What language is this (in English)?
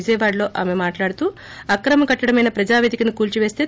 Telugu